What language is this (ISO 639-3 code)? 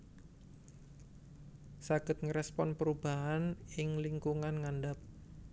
jav